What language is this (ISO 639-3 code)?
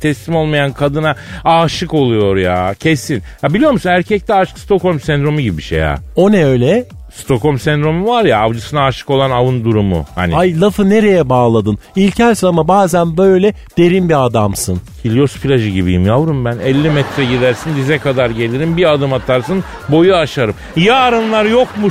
tur